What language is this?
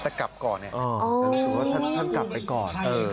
Thai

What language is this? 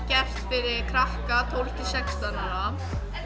Icelandic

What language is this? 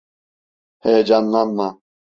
Turkish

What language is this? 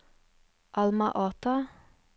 Norwegian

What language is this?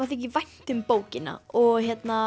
Icelandic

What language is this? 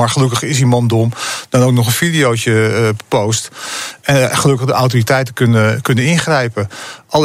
Dutch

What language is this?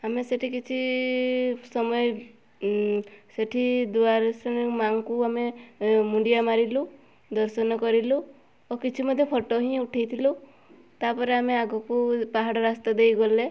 Odia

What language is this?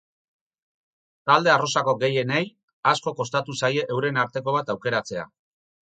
Basque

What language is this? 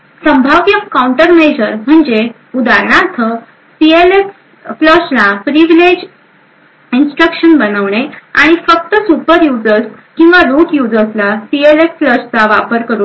Marathi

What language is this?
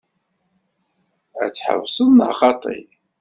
Kabyle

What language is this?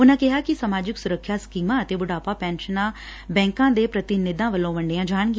Punjabi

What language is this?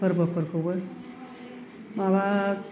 Bodo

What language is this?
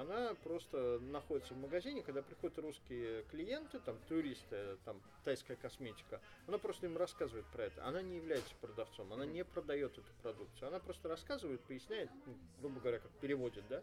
Russian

